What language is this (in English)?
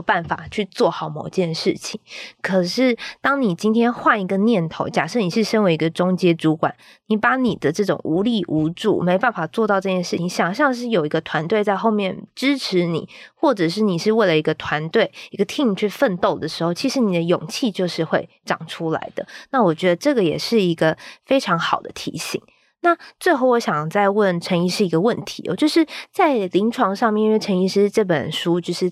Chinese